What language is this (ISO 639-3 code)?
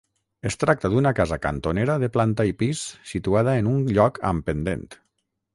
cat